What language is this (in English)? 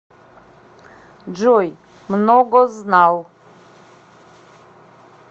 Russian